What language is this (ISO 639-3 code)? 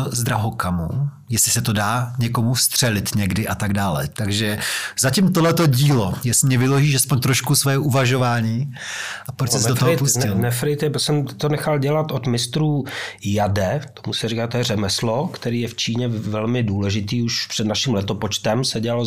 ces